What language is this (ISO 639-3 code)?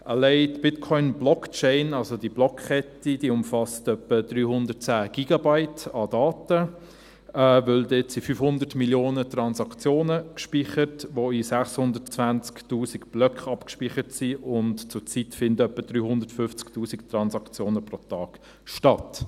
gsw